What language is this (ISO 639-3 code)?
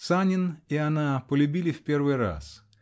rus